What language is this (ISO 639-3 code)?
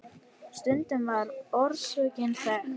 isl